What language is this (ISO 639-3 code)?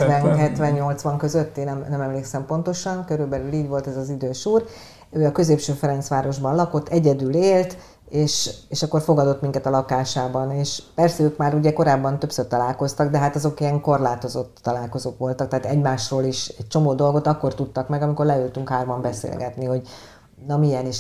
hun